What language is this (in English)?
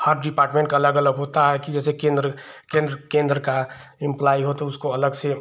Hindi